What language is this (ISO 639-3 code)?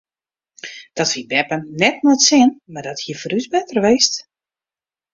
fry